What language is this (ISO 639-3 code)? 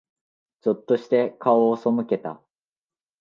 jpn